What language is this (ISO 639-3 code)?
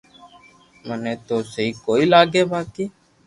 lrk